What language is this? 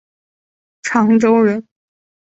Chinese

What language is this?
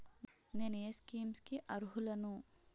Telugu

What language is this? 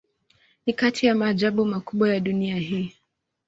Swahili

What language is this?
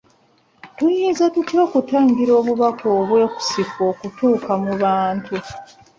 Ganda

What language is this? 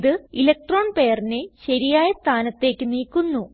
Malayalam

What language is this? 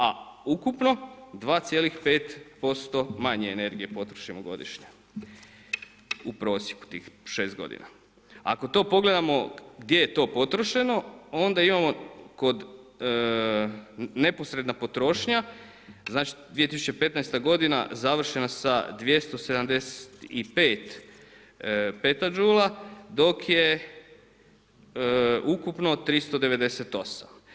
Croatian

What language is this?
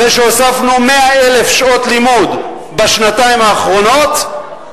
Hebrew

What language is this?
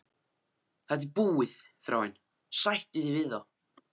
Icelandic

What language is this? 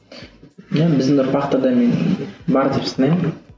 Kazakh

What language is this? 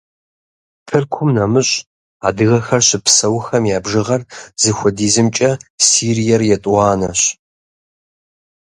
Kabardian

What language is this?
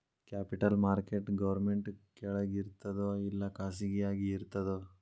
Kannada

